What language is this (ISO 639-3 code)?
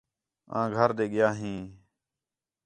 xhe